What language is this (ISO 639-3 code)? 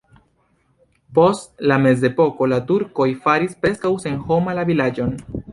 epo